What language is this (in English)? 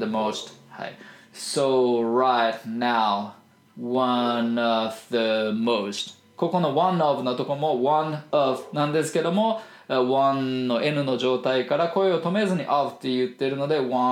Japanese